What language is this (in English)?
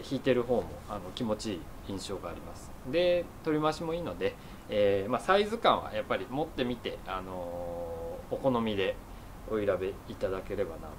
Japanese